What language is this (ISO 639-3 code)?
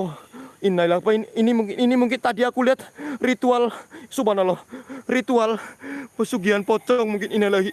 ind